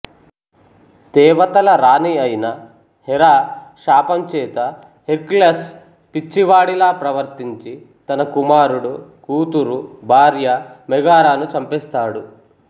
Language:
Telugu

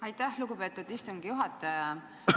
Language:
Estonian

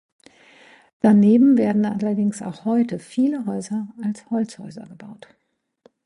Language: German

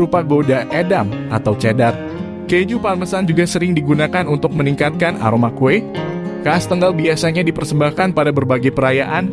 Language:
Indonesian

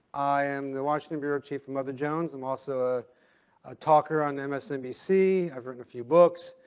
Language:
English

